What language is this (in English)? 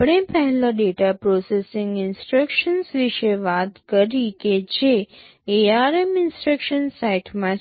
Gujarati